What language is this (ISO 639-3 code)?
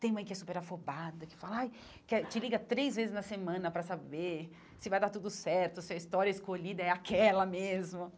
por